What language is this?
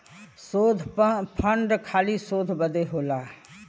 Bhojpuri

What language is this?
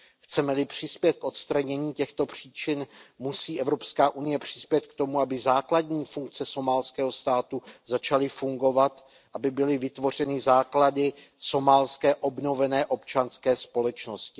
Czech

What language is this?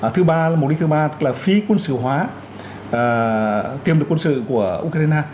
Vietnamese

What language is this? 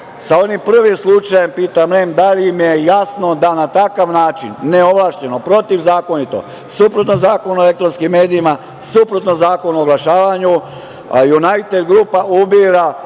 Serbian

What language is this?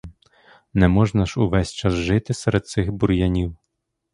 Ukrainian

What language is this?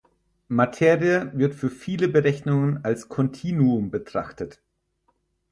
German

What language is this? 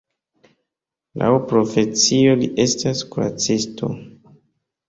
Esperanto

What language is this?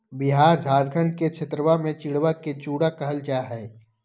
Magahi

